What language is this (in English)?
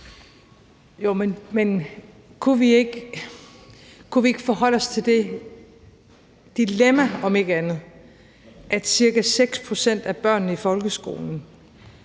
Danish